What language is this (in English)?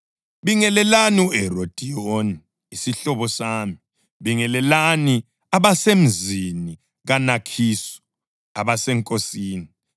North Ndebele